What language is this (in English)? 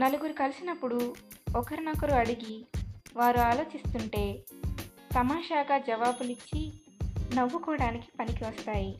Telugu